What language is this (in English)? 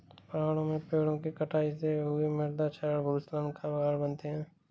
Hindi